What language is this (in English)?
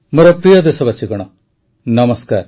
Odia